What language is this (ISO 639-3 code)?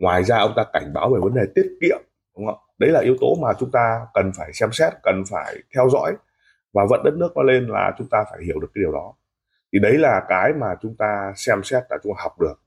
vie